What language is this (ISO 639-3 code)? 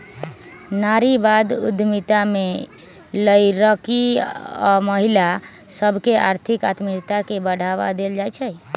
mag